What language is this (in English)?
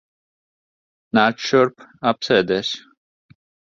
Latvian